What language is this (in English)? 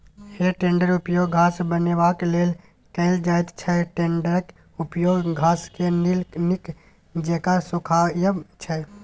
Maithili